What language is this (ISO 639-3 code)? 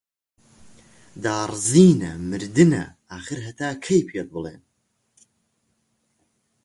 ckb